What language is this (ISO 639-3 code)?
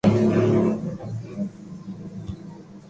lrk